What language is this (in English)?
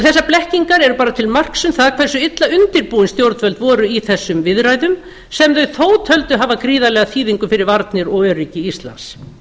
Icelandic